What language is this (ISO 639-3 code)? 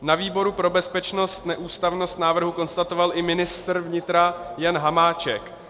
ces